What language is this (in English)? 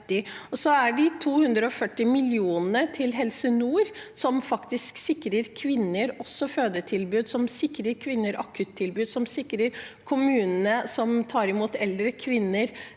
Norwegian